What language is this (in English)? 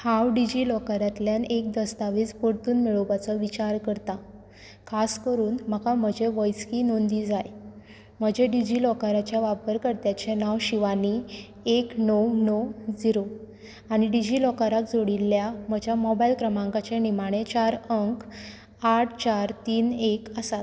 Konkani